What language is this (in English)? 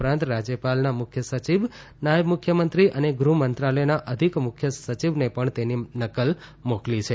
Gujarati